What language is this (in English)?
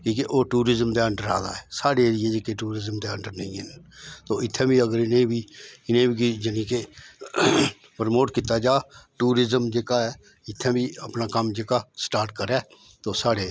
Dogri